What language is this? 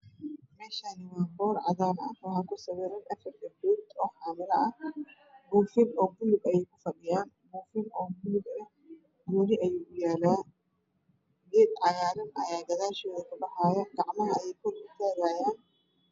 Somali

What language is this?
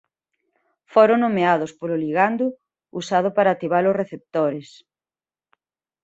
Galician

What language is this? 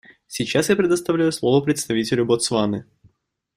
Russian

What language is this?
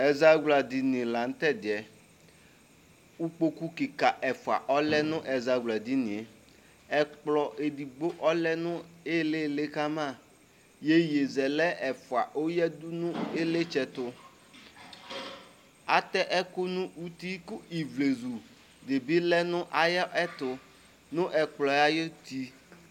Ikposo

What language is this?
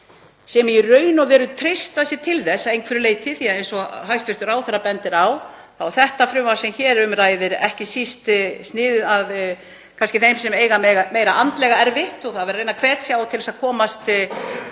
Icelandic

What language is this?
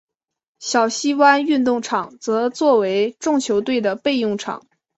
Chinese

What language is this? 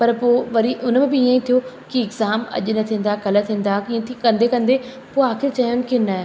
Sindhi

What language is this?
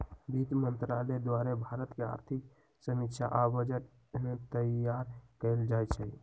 Magahi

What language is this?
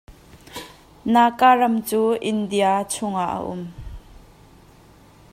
Hakha Chin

